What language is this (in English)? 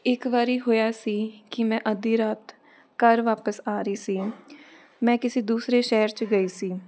Punjabi